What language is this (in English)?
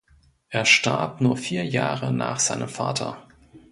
German